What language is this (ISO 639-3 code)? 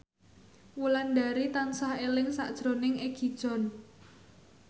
jav